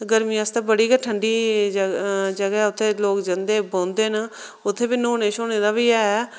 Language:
Dogri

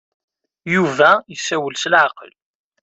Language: Kabyle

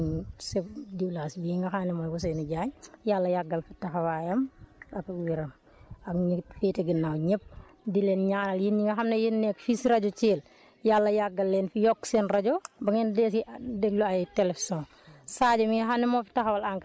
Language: Wolof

